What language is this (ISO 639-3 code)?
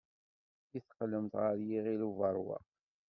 kab